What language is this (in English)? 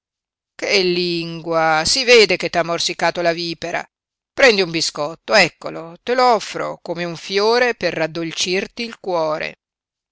Italian